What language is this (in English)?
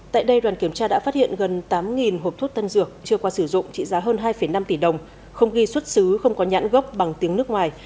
Vietnamese